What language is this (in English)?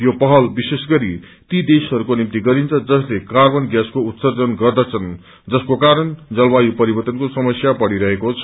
Nepali